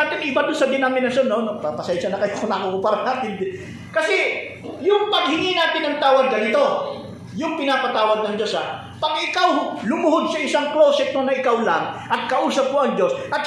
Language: Filipino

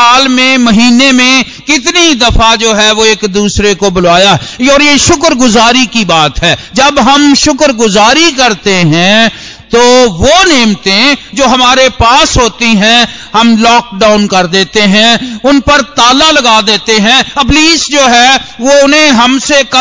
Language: Hindi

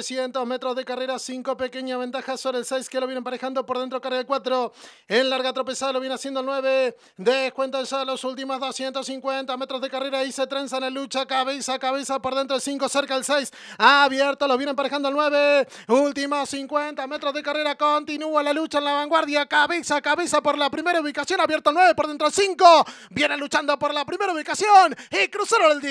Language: Spanish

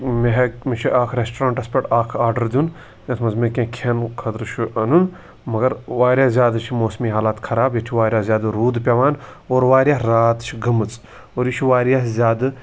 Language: Kashmiri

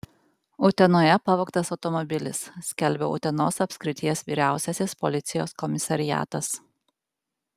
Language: Lithuanian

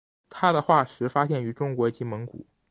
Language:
Chinese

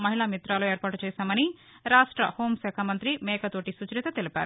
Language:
Telugu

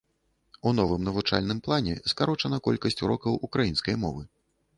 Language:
Belarusian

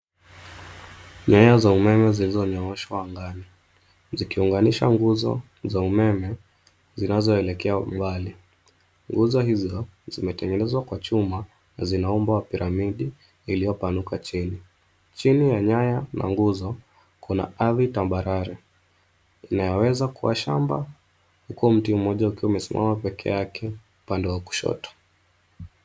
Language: Swahili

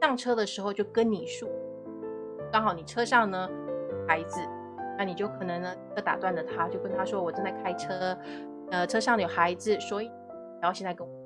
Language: Chinese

